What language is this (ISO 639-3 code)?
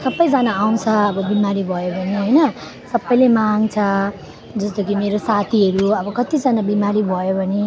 nep